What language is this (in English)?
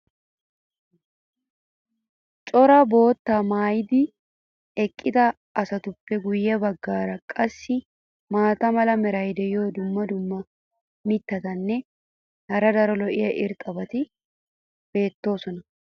Wolaytta